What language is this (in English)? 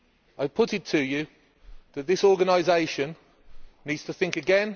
English